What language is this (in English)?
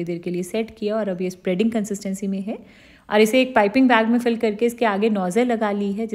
Hindi